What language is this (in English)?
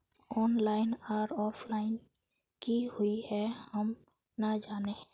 Magahi